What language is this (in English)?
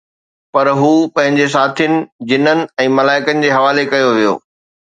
Sindhi